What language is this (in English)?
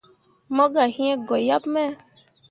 Mundang